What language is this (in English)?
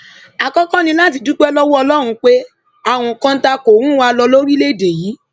Yoruba